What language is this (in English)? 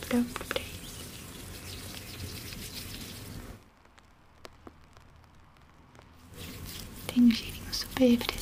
Portuguese